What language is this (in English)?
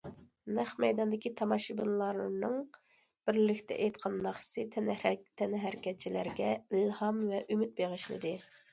Uyghur